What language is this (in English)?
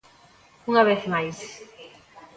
Galician